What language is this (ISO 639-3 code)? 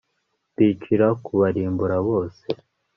kin